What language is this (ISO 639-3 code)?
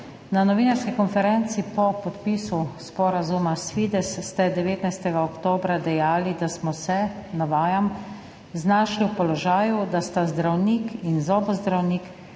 slv